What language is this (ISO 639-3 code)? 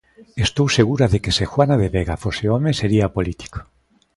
glg